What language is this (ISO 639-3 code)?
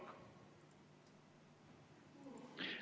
est